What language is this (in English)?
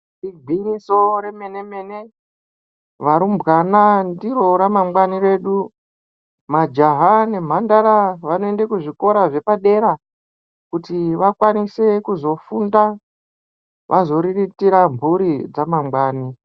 Ndau